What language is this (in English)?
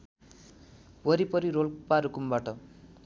Nepali